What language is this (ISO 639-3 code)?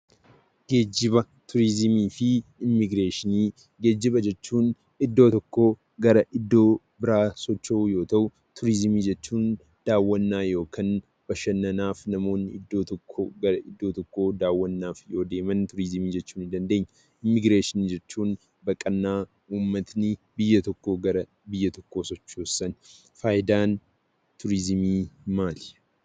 orm